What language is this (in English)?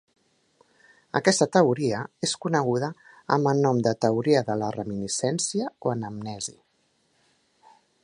Catalan